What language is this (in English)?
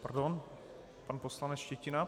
Czech